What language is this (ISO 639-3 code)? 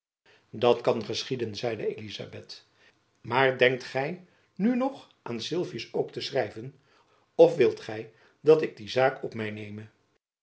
nld